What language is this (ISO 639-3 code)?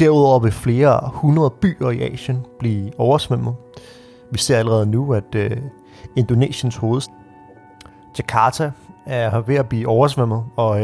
dan